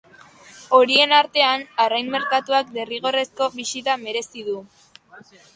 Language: Basque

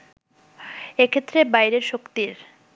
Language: Bangla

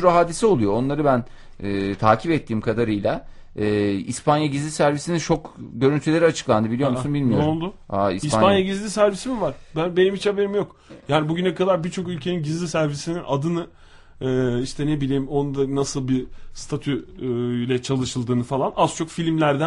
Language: Turkish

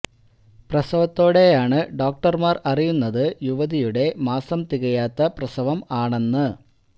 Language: Malayalam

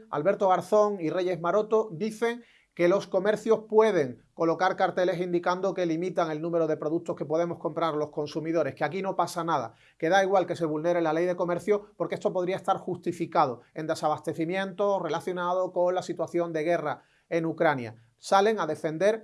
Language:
Spanish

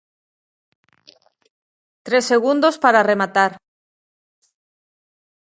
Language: Galician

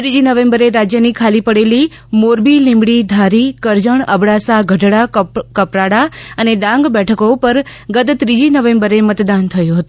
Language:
Gujarati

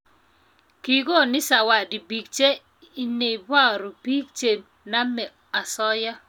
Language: Kalenjin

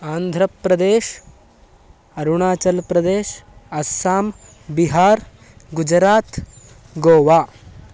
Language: Sanskrit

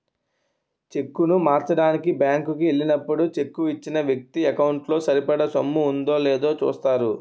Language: Telugu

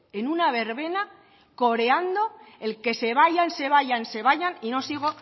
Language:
Spanish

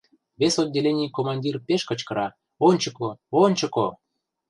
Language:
Mari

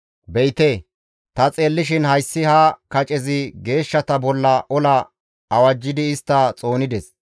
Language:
Gamo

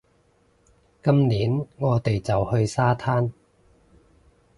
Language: Cantonese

